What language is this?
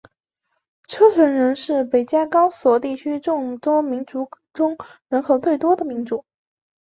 Chinese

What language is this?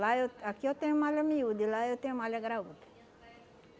Portuguese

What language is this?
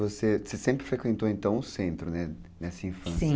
Portuguese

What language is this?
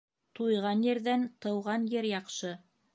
Bashkir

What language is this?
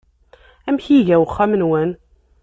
Kabyle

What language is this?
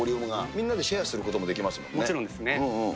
Japanese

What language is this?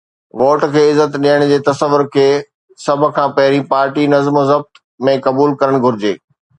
Sindhi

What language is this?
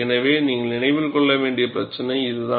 Tamil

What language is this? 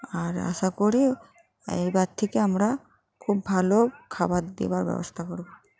Bangla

